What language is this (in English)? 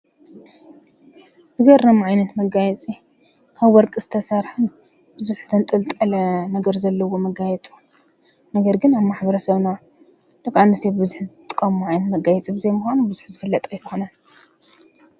Tigrinya